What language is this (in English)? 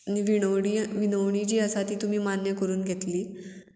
Konkani